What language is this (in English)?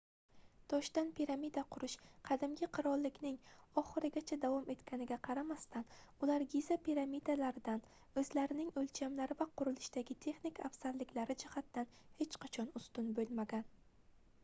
Uzbek